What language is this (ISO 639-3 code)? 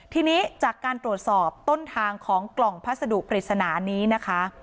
tha